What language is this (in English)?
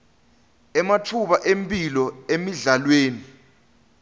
Swati